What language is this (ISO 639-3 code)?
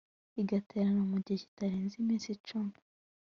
kin